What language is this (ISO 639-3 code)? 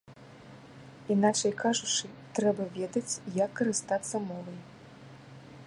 bel